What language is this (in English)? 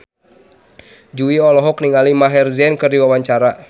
Sundanese